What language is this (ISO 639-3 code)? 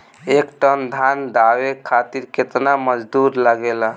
bho